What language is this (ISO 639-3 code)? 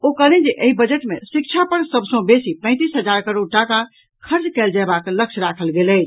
mai